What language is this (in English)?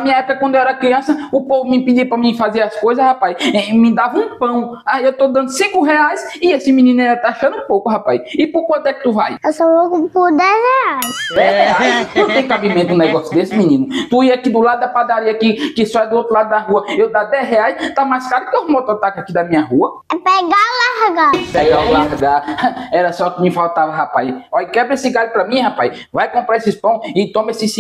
Portuguese